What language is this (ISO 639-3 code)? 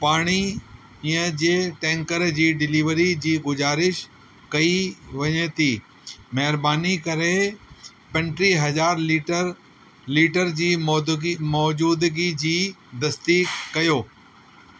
snd